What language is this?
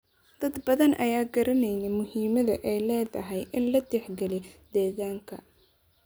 Somali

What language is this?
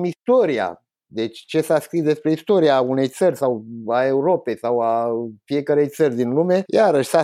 Romanian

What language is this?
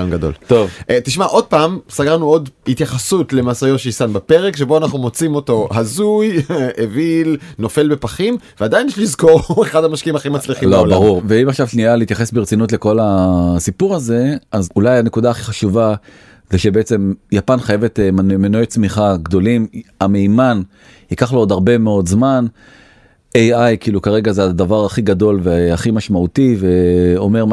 Hebrew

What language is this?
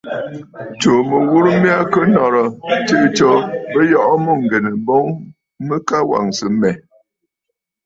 Bafut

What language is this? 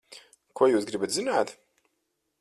Latvian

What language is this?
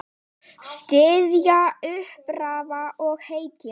Icelandic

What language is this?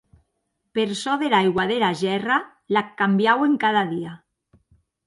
Occitan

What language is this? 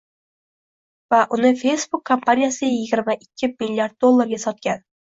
Uzbek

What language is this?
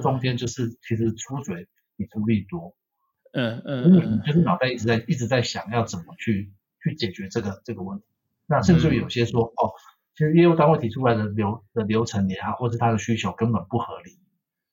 Chinese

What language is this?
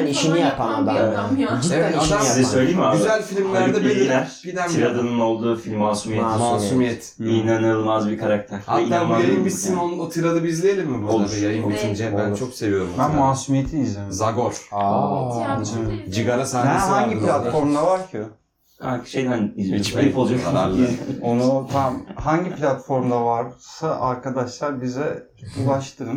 Turkish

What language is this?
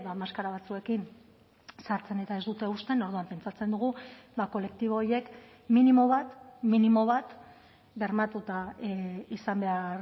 Basque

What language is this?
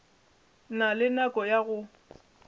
Northern Sotho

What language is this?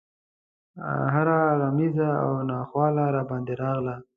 Pashto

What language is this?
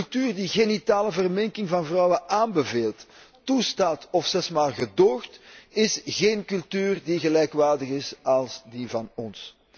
Dutch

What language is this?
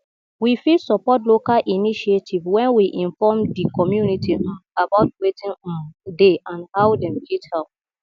Nigerian Pidgin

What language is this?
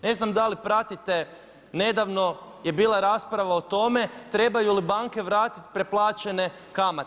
Croatian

